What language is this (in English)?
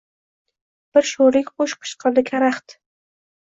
Uzbek